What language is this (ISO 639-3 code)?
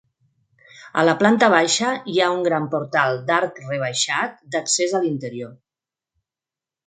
cat